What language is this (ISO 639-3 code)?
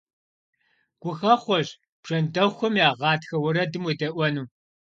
kbd